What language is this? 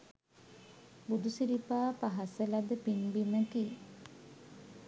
Sinhala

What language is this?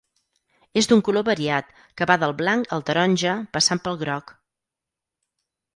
Catalan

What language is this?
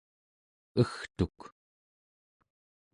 Central Yupik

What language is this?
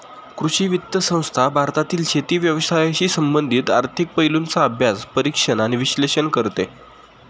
Marathi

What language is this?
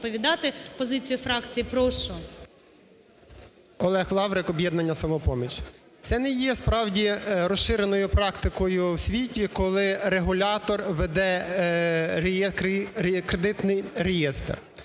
Ukrainian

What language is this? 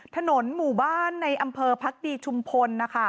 Thai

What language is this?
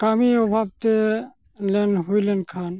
Santali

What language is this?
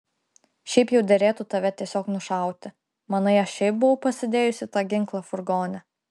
Lithuanian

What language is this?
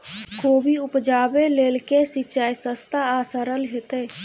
Maithili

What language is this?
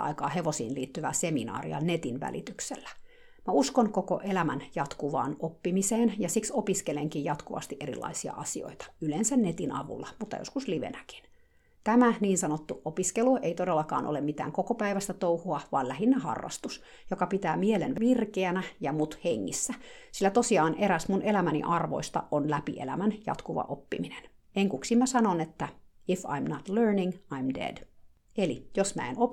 Finnish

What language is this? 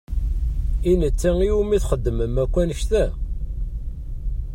Kabyle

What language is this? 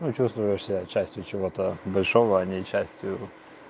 Russian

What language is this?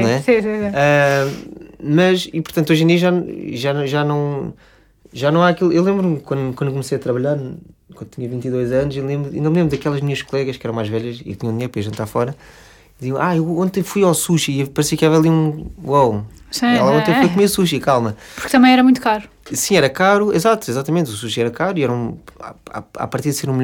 Portuguese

